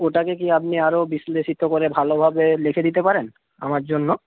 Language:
Bangla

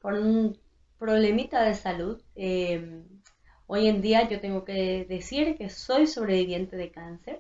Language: Spanish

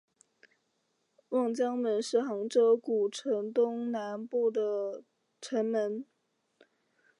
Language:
Chinese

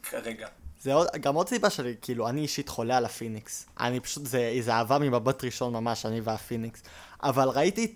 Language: Hebrew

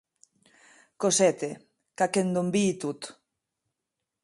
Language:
Occitan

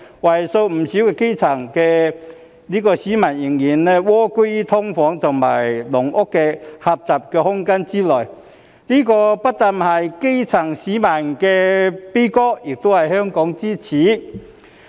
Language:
Cantonese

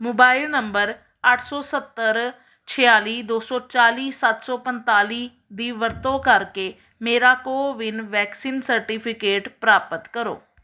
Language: Punjabi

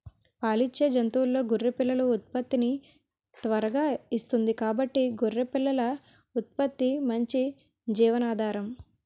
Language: Telugu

